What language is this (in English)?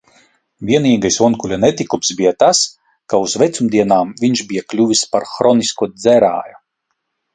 Latvian